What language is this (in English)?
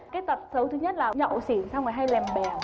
Vietnamese